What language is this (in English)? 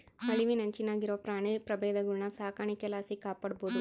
Kannada